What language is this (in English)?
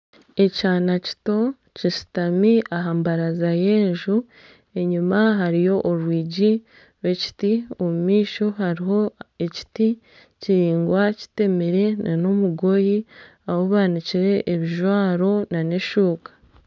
Nyankole